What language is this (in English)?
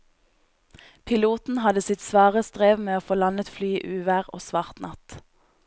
Norwegian